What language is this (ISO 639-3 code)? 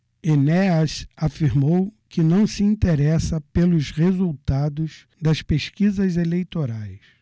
por